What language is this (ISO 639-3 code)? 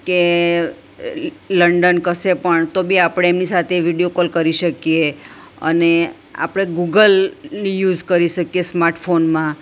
guj